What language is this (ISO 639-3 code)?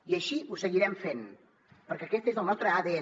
cat